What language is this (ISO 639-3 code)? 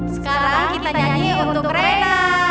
ind